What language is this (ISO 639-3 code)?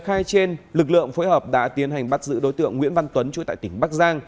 vie